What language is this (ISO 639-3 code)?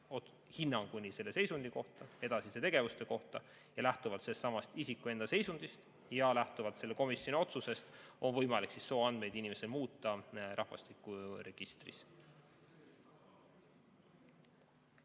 est